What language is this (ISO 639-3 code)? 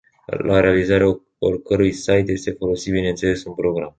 ron